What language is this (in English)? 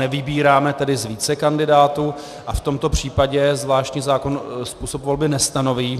Czech